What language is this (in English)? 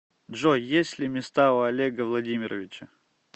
Russian